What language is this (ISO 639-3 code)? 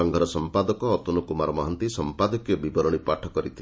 ori